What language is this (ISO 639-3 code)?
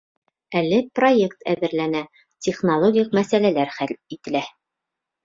bak